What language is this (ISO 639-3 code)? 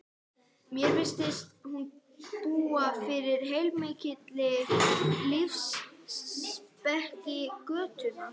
isl